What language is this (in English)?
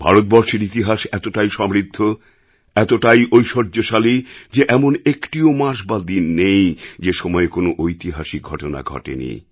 Bangla